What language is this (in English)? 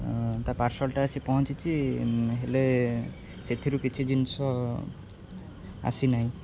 Odia